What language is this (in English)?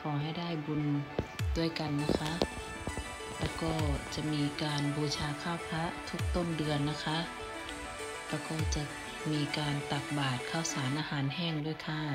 Thai